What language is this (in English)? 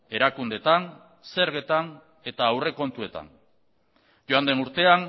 Basque